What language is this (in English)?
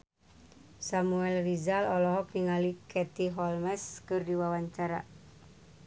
Sundanese